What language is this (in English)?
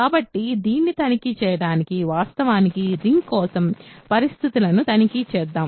Telugu